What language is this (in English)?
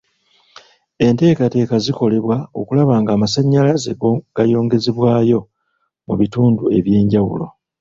Ganda